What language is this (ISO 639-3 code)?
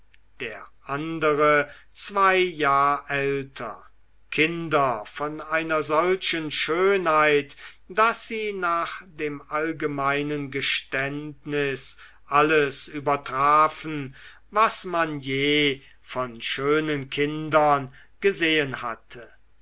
deu